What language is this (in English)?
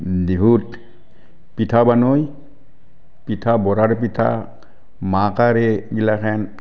Assamese